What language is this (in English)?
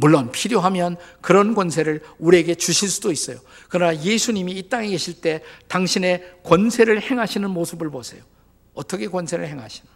Korean